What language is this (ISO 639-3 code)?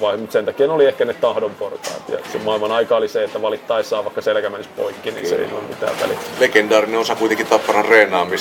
fin